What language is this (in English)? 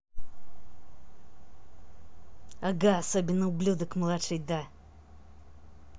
Russian